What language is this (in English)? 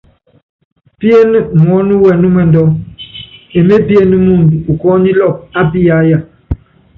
Yangben